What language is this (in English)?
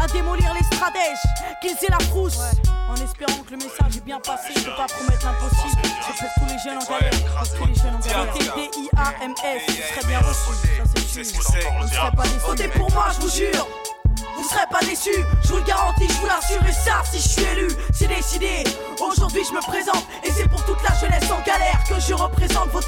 French